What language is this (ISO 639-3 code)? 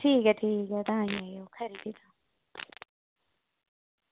doi